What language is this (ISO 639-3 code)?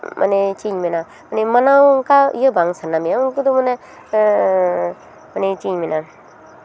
sat